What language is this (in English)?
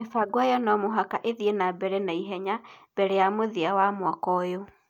Kikuyu